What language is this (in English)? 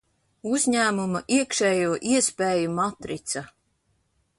Latvian